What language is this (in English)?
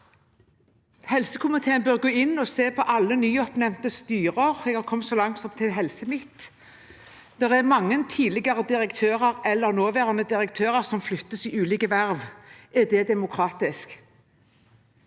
Norwegian